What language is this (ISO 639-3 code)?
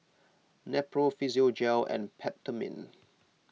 eng